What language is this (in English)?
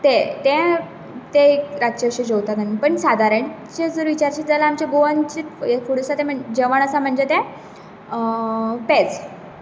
Konkani